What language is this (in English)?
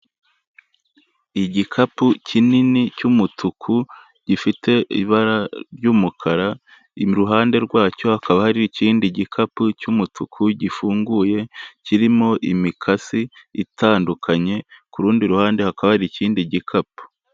Kinyarwanda